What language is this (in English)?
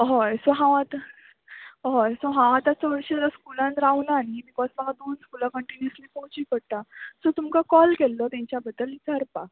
Konkani